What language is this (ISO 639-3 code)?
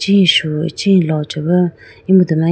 clk